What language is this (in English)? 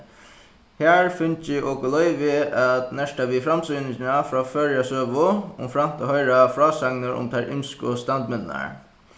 Faroese